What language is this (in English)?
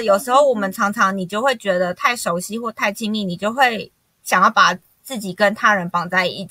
Chinese